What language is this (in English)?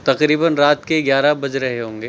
Urdu